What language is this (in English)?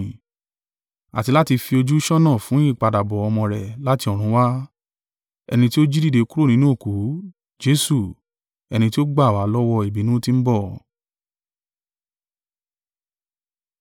Yoruba